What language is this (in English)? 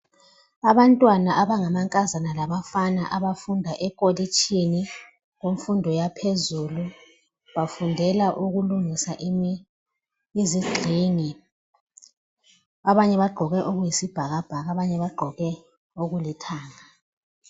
North Ndebele